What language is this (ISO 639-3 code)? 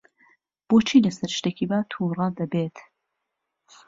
ckb